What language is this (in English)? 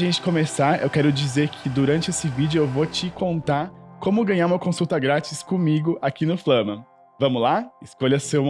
Portuguese